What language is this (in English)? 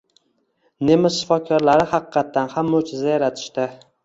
Uzbek